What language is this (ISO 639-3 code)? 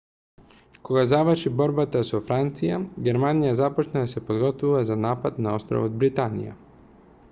mkd